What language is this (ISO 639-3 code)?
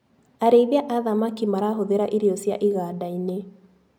kik